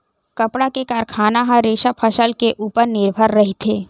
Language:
Chhattisgarhi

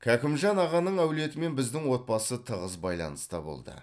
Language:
Kazakh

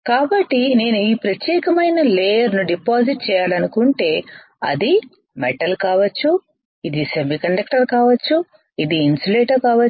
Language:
Telugu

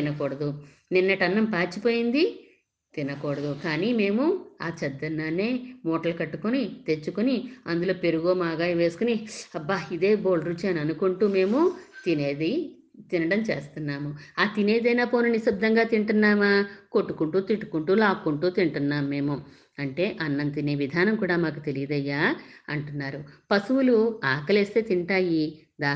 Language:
Telugu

